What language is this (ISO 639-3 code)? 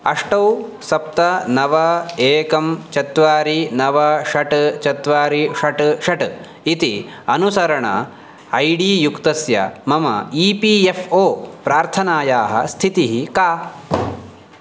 san